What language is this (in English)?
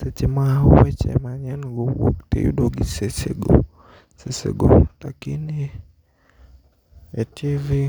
Luo (Kenya and Tanzania)